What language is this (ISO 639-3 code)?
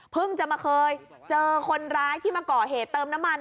tha